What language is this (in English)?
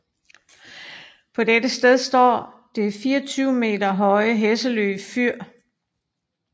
Danish